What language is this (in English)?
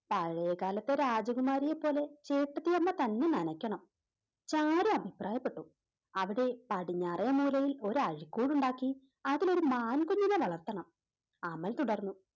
Malayalam